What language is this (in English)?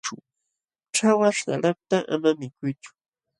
Jauja Wanca Quechua